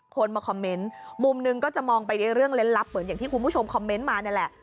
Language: Thai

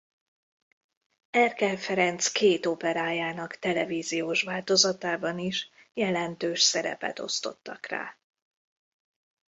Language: Hungarian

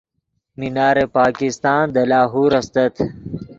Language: Yidgha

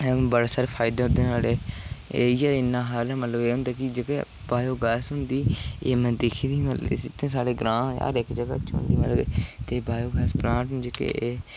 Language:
Dogri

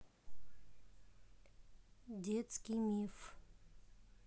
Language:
Russian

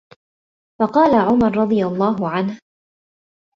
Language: Arabic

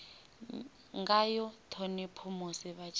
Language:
Venda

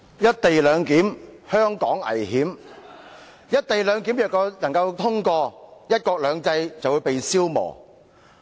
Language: Cantonese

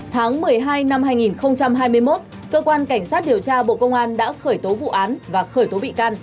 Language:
Vietnamese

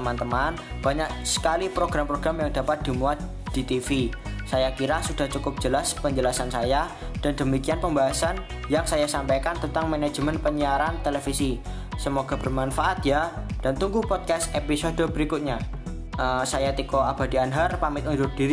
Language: Indonesian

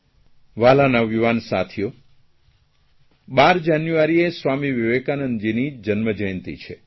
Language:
Gujarati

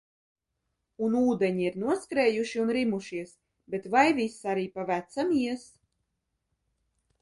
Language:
Latvian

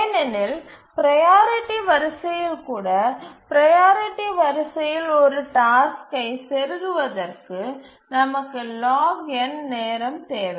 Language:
Tamil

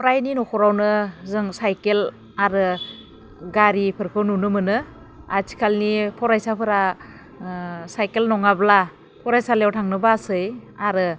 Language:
Bodo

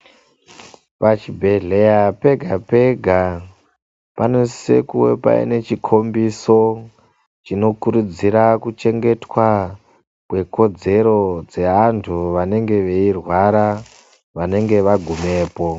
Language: Ndau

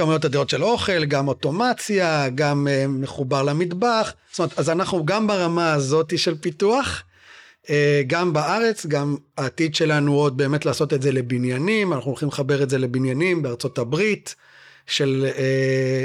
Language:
Hebrew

